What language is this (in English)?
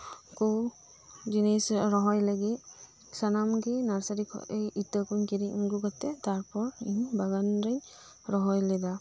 Santali